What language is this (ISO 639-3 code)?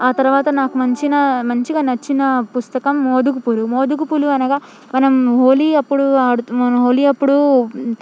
tel